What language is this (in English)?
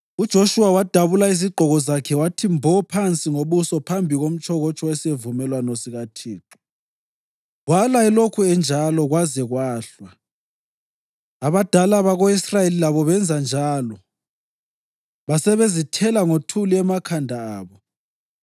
North Ndebele